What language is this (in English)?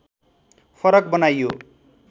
Nepali